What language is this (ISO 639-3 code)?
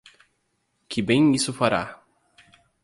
por